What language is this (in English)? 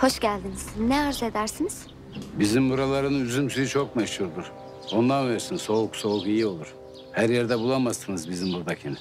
Turkish